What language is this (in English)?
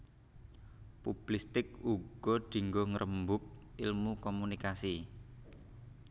Javanese